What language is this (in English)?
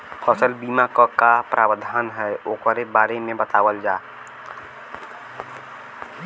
Bhojpuri